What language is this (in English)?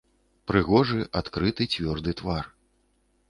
Belarusian